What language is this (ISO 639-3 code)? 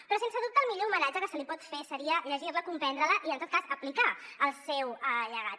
cat